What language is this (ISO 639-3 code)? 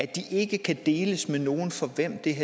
dan